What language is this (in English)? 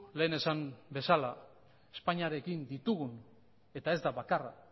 Basque